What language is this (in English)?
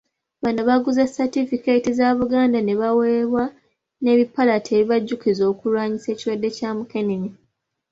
Ganda